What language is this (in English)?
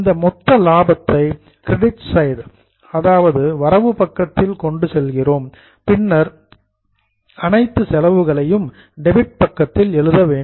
Tamil